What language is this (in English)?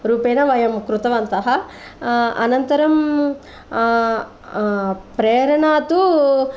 Sanskrit